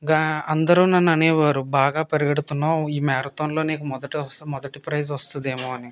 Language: Telugu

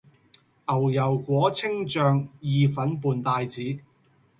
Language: Cantonese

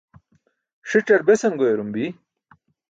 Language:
Burushaski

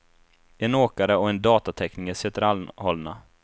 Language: Swedish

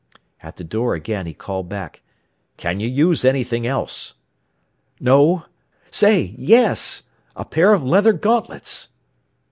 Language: English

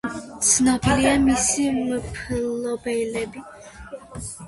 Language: Georgian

